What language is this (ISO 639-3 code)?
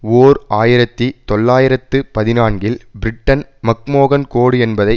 tam